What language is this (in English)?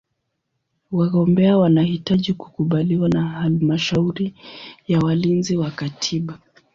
Swahili